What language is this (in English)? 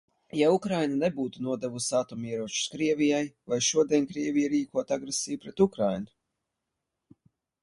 Latvian